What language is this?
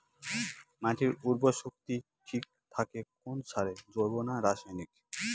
Bangla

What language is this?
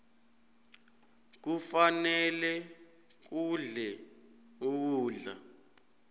South Ndebele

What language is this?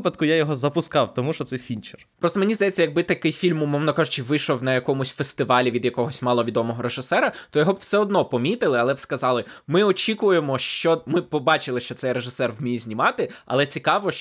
Ukrainian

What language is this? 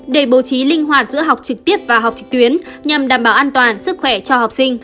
Vietnamese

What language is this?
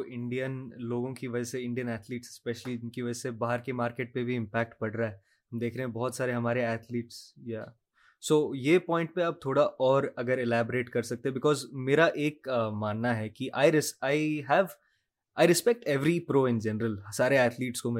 Urdu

